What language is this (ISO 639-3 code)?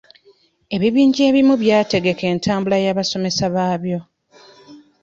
lug